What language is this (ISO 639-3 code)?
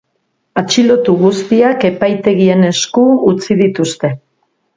eus